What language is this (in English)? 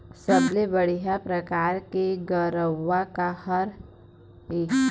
Chhattisgarhi